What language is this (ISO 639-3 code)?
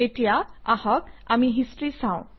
asm